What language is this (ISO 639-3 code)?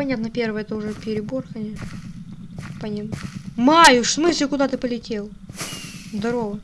rus